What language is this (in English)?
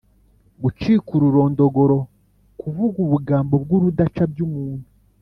Kinyarwanda